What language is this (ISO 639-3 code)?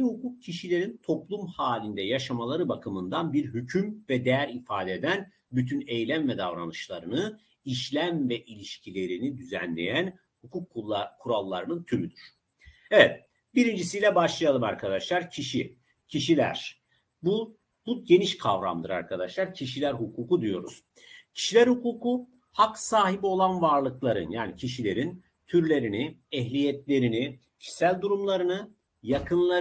tur